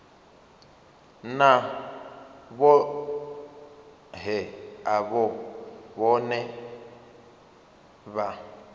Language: Venda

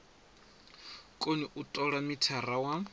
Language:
Venda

